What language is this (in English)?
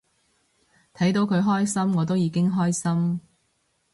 Cantonese